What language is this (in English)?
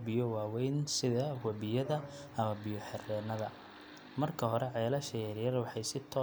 Somali